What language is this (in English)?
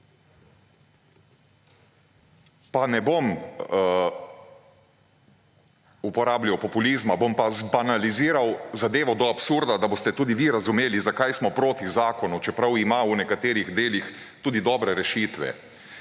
Slovenian